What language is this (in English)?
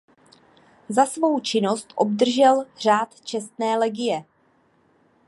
Czech